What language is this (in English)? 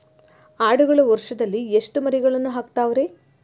Kannada